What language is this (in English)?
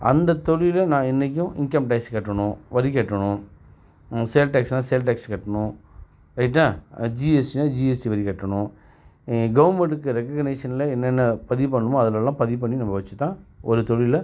Tamil